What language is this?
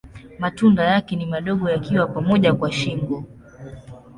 Swahili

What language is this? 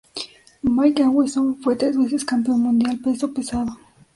Spanish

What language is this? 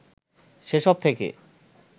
Bangla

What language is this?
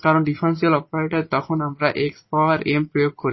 Bangla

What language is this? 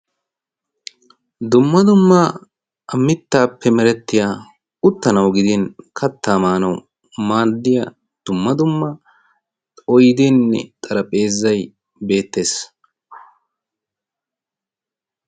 Wolaytta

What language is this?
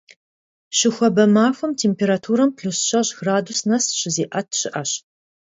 Kabardian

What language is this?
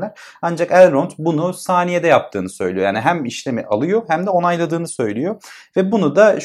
Turkish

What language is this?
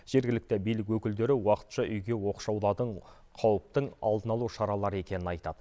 Kazakh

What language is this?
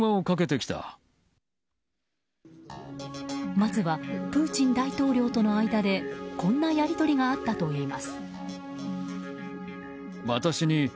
Japanese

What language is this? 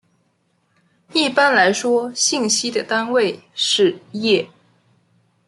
Chinese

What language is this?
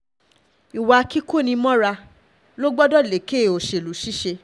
Yoruba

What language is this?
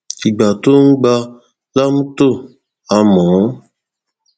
Yoruba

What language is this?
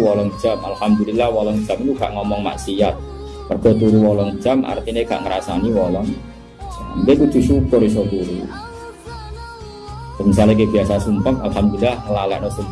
Indonesian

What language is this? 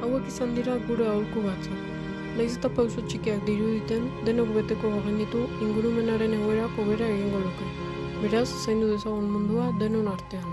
Basque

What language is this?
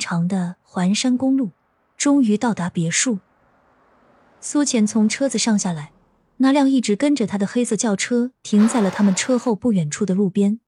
Chinese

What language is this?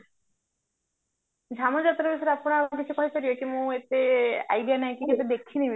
Odia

